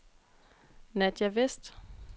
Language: Danish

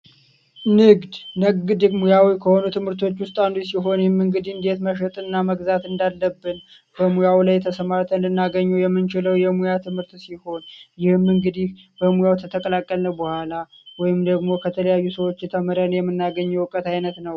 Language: Amharic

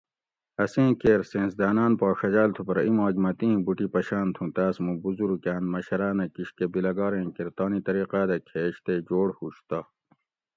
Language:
Gawri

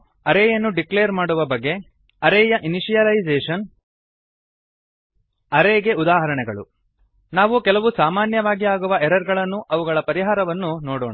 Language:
Kannada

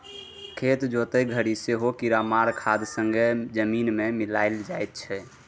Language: Maithili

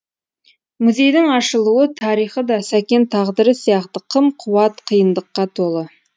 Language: Kazakh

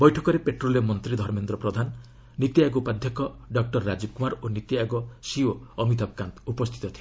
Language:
Odia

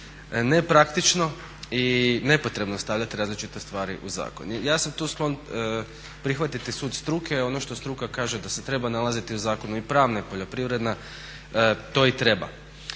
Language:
Croatian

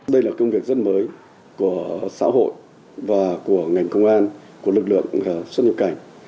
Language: Vietnamese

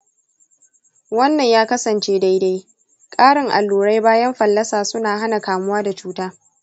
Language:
Hausa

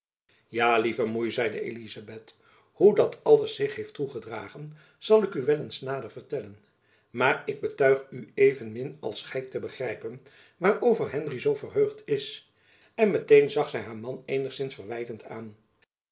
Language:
Dutch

